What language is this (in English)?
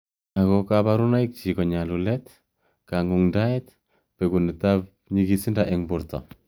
Kalenjin